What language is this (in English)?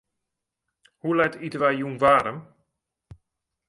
Western Frisian